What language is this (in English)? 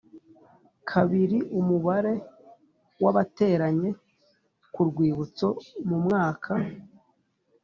Kinyarwanda